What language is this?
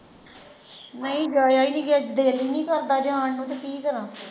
Punjabi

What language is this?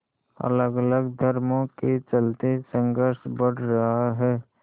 Hindi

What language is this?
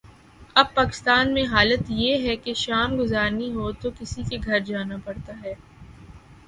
Urdu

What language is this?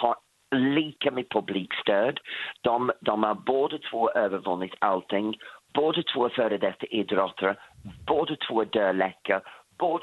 Swedish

